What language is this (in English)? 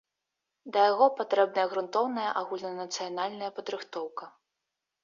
Belarusian